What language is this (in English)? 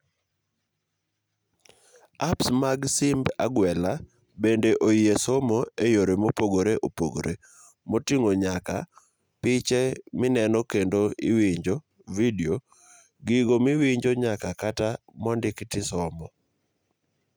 Luo (Kenya and Tanzania)